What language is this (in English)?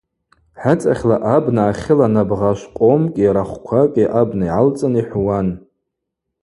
Abaza